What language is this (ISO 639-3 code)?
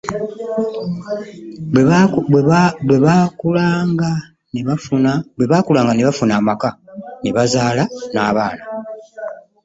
lug